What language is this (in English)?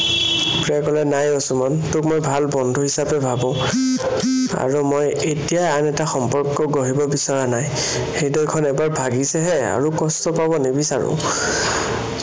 Assamese